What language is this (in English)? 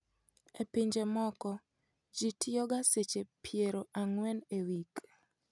Luo (Kenya and Tanzania)